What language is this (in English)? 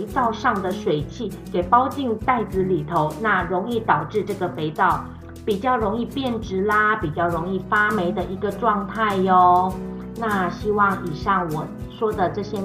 Chinese